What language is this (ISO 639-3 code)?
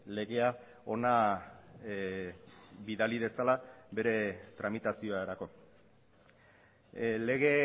eus